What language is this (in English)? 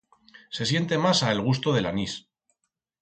Aragonese